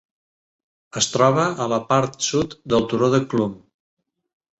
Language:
Catalan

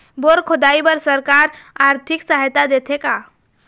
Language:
Chhattisgarhi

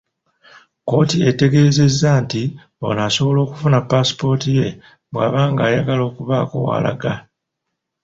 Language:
Ganda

